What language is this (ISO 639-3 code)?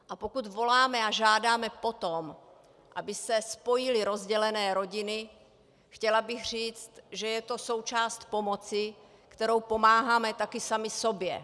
ces